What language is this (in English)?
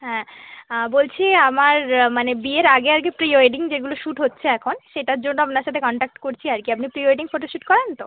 Bangla